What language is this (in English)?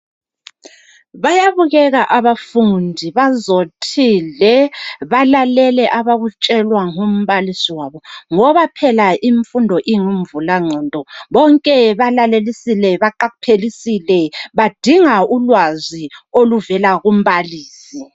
North Ndebele